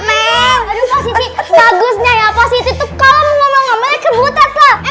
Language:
Indonesian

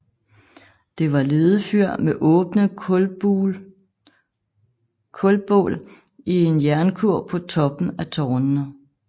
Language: Danish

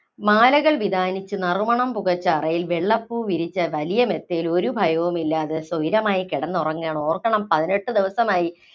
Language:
Malayalam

